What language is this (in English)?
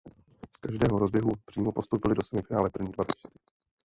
Czech